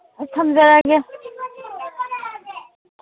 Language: Manipuri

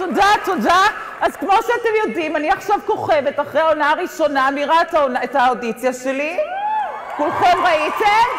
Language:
Hebrew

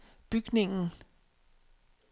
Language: Danish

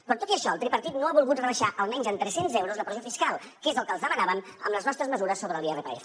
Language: Catalan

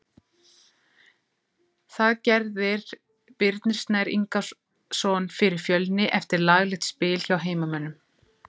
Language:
Icelandic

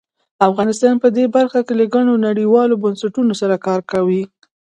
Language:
Pashto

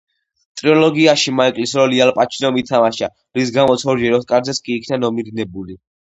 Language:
Georgian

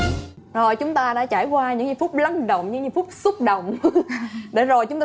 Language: Vietnamese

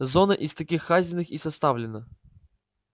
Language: Russian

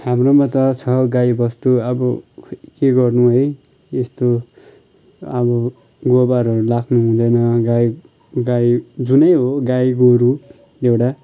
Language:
Nepali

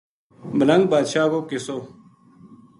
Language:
Gujari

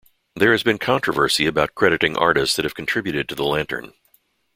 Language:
English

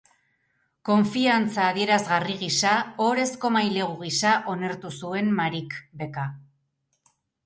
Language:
Basque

